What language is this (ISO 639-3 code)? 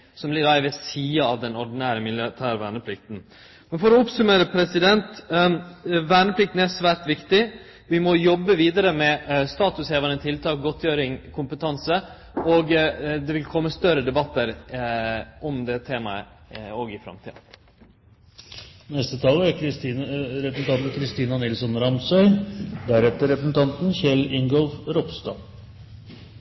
nor